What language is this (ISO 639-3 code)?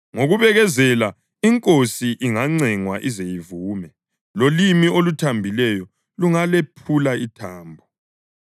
nde